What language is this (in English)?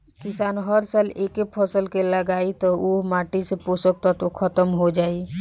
Bhojpuri